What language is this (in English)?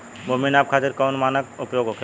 Bhojpuri